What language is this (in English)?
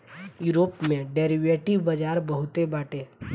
Bhojpuri